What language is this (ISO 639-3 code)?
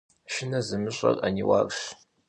kbd